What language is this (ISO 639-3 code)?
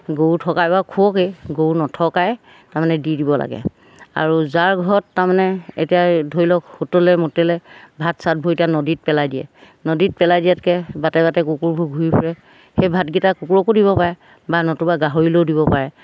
asm